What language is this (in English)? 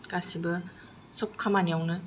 Bodo